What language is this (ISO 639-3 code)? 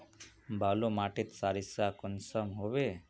mag